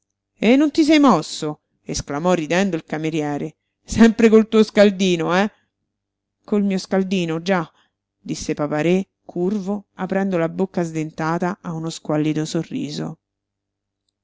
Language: Italian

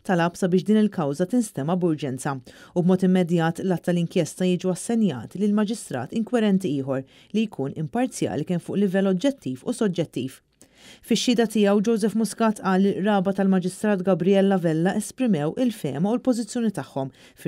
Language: Arabic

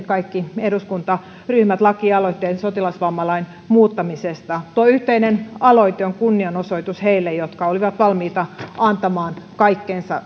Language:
Finnish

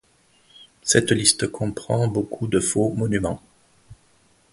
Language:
French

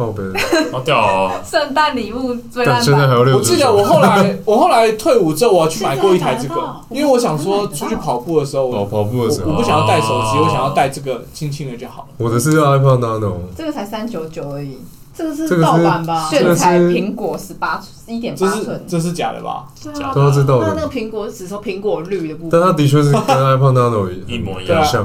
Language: Chinese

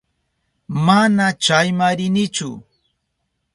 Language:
Southern Pastaza Quechua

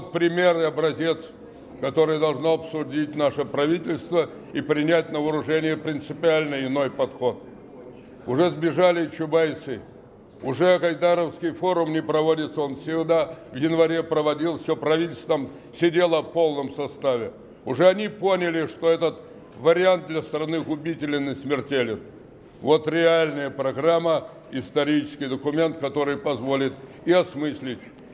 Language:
Russian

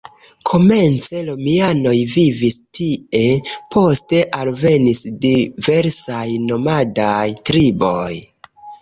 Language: Esperanto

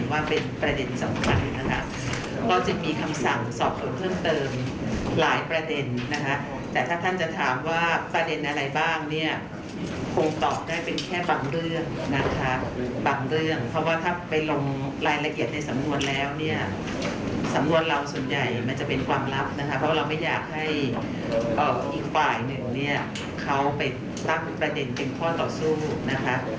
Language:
Thai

